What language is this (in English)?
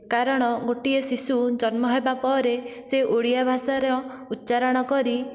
Odia